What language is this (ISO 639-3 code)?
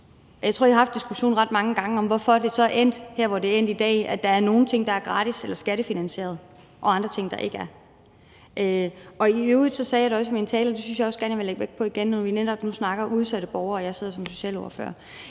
dan